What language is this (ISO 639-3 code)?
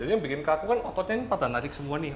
ind